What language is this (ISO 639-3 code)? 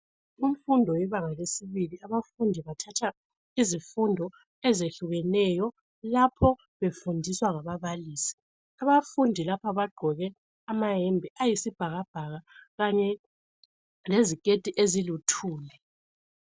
nde